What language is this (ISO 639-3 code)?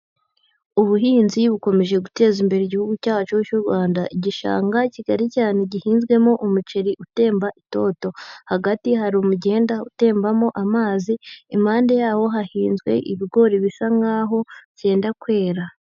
kin